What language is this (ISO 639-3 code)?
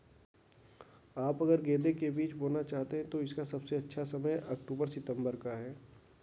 hin